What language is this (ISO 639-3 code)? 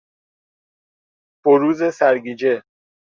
fas